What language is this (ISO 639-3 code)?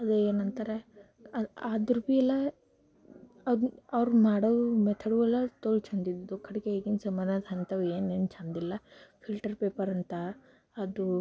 kan